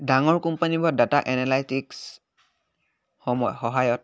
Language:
Assamese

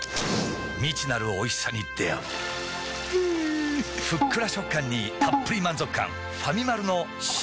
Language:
Japanese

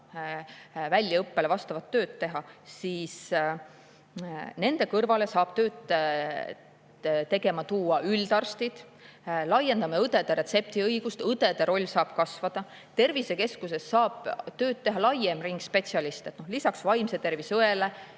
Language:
Estonian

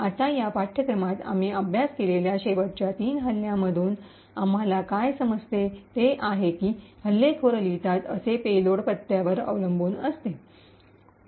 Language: Marathi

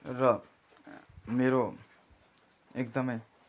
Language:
Nepali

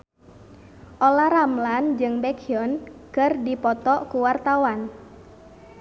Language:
Sundanese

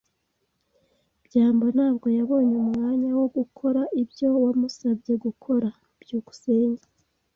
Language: Kinyarwanda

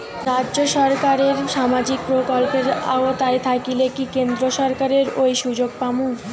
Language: Bangla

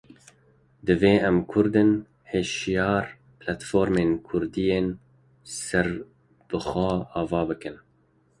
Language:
Kurdish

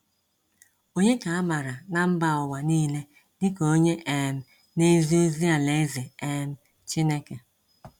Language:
Igbo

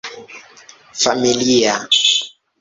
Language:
Esperanto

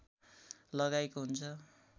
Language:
Nepali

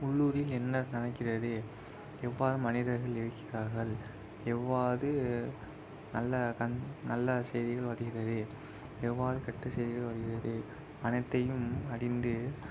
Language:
Tamil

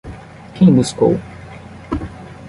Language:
Portuguese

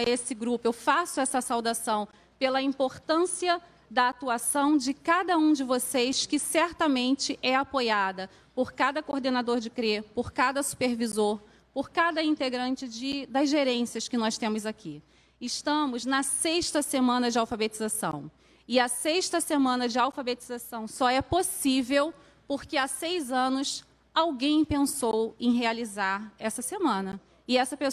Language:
Portuguese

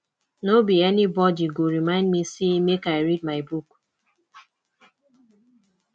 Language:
Nigerian Pidgin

